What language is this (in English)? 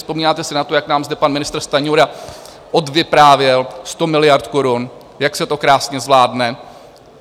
Czech